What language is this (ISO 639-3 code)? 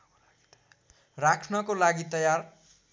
nep